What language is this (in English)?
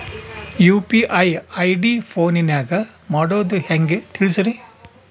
Kannada